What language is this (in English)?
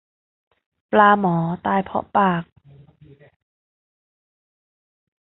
Thai